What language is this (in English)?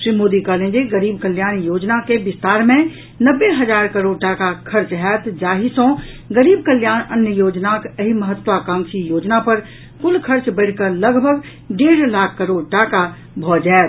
Maithili